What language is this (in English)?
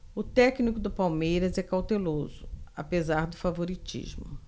Portuguese